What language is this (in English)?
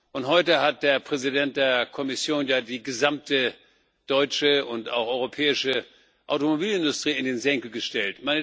German